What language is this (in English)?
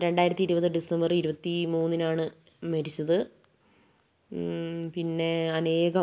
Malayalam